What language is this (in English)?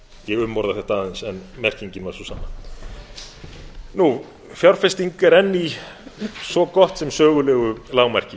Icelandic